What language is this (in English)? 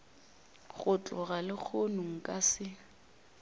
Northern Sotho